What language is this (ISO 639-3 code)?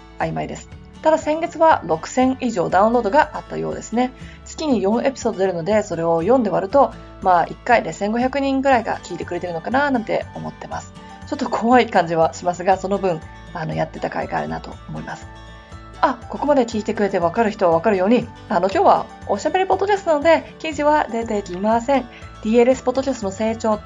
jpn